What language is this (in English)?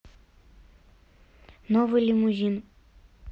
Russian